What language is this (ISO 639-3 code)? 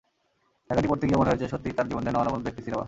ben